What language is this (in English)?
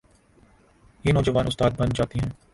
Urdu